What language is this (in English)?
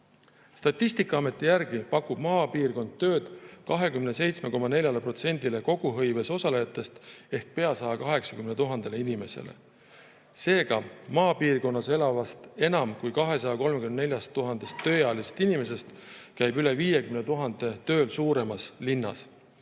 Estonian